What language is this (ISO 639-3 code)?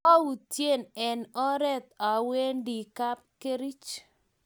kln